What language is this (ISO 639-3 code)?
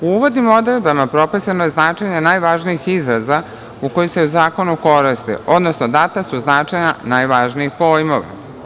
srp